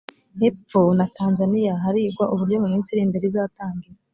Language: Kinyarwanda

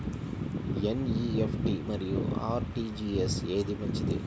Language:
Telugu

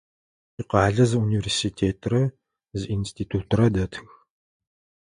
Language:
Adyghe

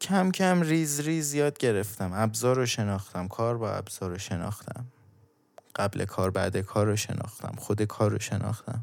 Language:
Persian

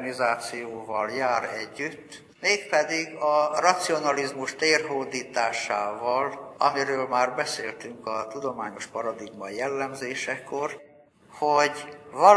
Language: Hungarian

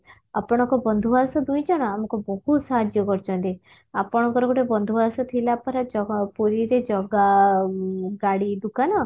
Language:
Odia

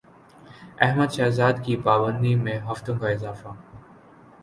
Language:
Urdu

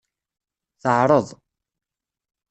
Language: Kabyle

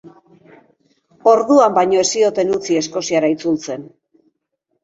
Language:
Basque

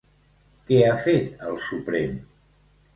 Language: Catalan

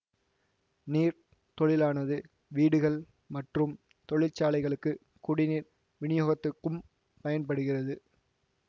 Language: Tamil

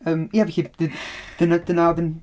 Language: Welsh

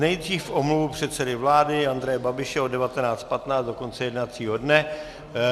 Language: Czech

